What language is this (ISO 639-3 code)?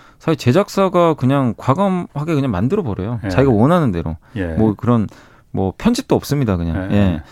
kor